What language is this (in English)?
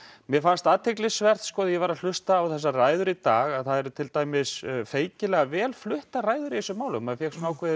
Icelandic